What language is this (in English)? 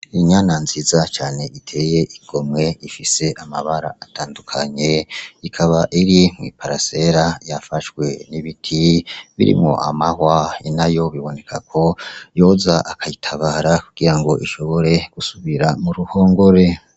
Rundi